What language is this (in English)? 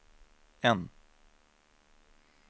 Swedish